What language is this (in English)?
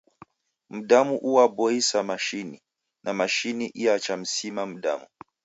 Taita